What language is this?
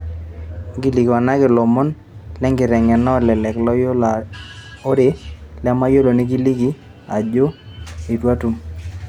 Masai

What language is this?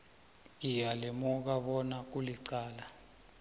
South Ndebele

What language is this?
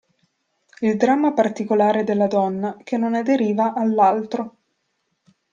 Italian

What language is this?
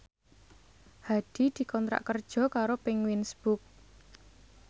Javanese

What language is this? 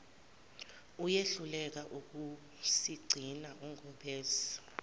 Zulu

